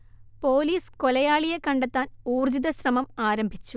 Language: Malayalam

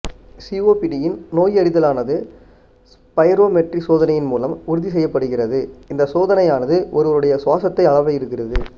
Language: Tamil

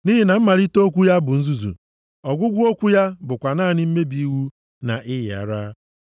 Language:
Igbo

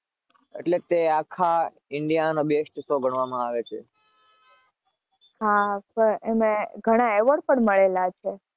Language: Gujarati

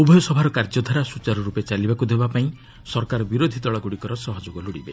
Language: Odia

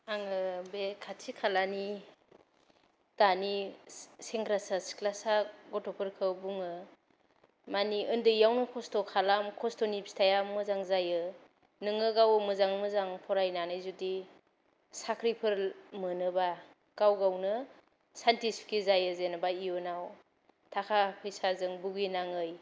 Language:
Bodo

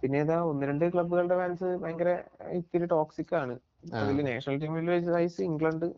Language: Malayalam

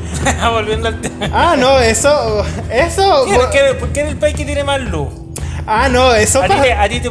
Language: Spanish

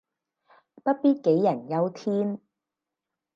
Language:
Cantonese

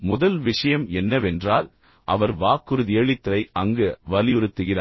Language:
Tamil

